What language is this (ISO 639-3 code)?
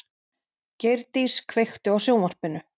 isl